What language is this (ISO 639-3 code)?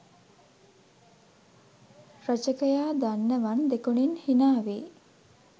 sin